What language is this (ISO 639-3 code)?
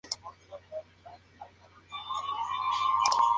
spa